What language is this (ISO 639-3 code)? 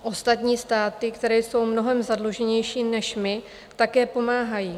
ces